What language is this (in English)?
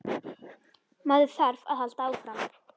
Icelandic